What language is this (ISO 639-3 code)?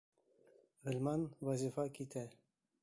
bak